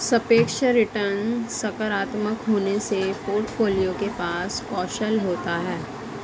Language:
Hindi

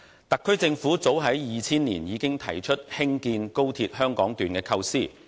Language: Cantonese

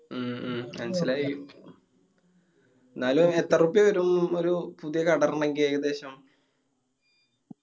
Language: Malayalam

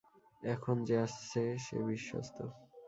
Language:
Bangla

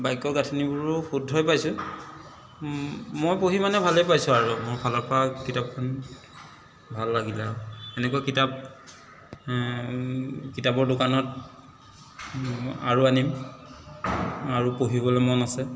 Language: Assamese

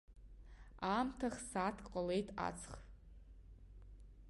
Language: Abkhazian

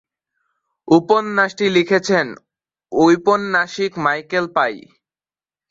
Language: Bangla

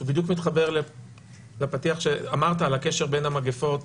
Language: Hebrew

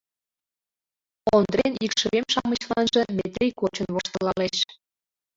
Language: Mari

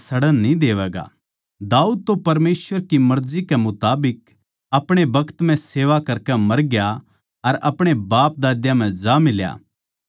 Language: Haryanvi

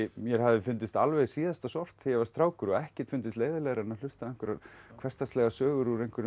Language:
Icelandic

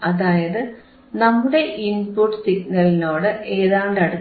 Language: Malayalam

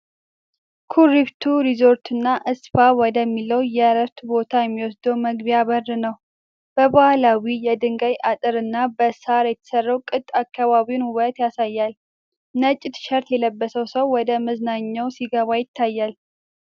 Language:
Amharic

